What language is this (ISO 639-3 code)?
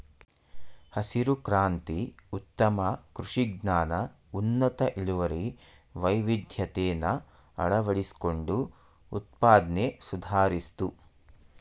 kan